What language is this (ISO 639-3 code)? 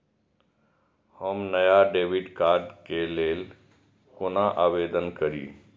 mai